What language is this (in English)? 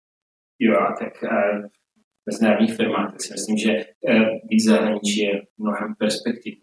Czech